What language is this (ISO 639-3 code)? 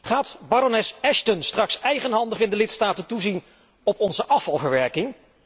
nld